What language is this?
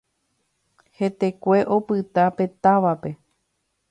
Guarani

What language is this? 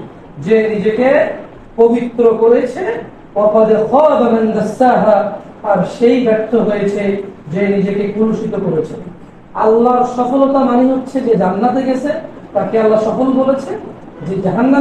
Arabic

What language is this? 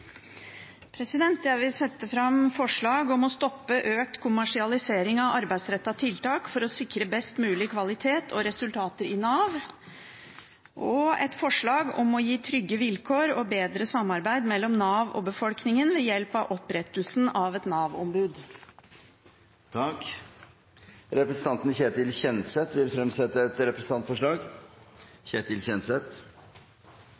Norwegian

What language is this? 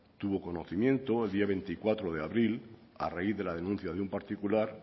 Spanish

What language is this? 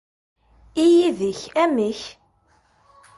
Kabyle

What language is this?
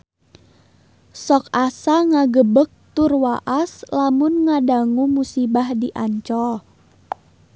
Sundanese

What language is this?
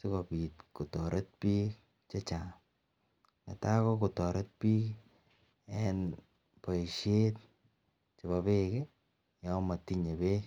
Kalenjin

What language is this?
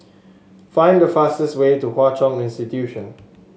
English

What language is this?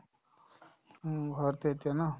Assamese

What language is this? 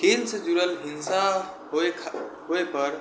Maithili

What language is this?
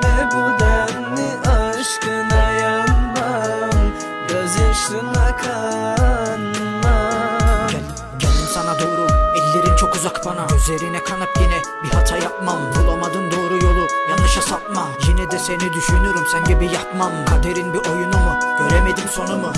Russian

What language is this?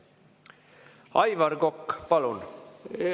Estonian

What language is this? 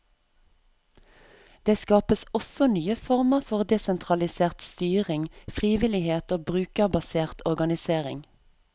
Norwegian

